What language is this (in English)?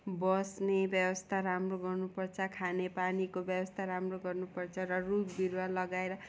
Nepali